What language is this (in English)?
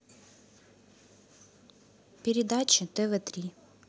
Russian